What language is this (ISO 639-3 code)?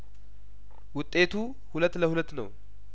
amh